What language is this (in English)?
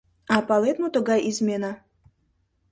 Mari